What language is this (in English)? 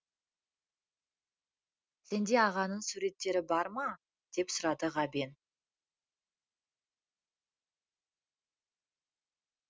Kazakh